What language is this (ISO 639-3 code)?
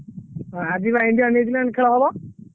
ori